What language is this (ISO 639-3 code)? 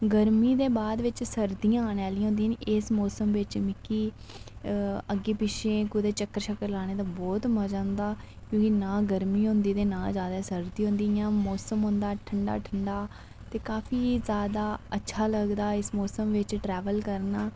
doi